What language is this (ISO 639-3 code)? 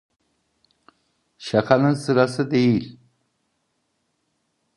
tur